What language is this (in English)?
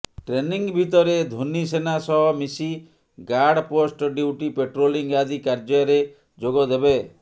Odia